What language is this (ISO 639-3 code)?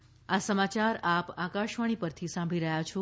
guj